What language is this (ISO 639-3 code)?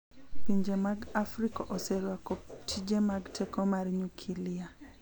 luo